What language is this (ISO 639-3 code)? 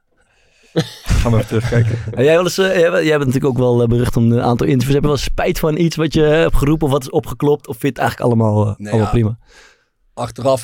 nld